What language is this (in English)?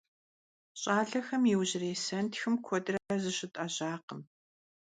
Kabardian